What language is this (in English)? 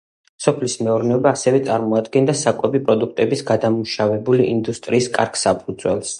Georgian